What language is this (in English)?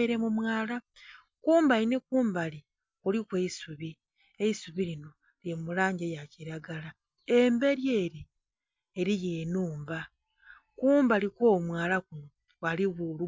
Soga